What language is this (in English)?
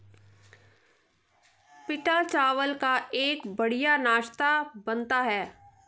Hindi